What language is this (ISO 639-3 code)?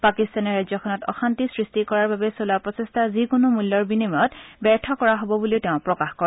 asm